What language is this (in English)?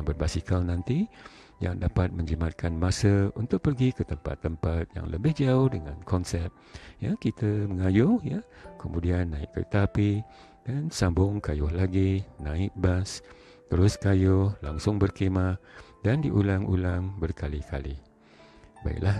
Malay